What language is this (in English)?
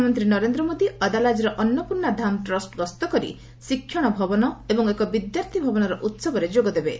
Odia